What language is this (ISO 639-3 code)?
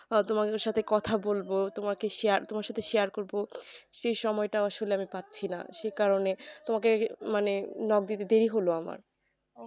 ben